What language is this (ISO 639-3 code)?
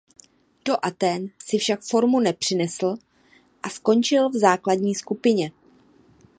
ces